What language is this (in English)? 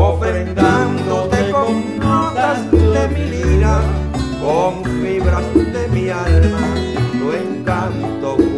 Hungarian